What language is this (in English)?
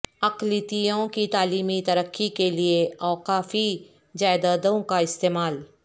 Urdu